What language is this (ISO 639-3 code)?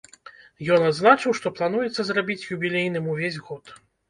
bel